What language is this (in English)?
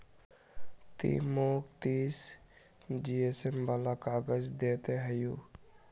Magahi